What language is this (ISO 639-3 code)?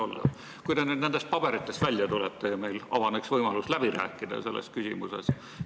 est